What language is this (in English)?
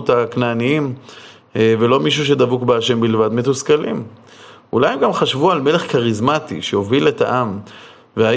Hebrew